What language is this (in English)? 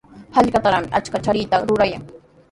Sihuas Ancash Quechua